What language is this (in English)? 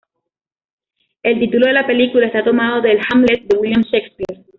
Spanish